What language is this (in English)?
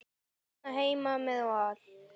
Icelandic